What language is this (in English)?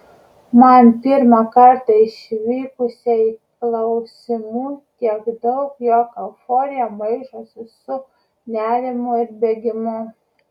Lithuanian